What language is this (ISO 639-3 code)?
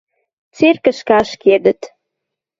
mrj